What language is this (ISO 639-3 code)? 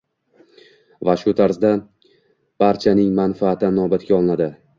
uzb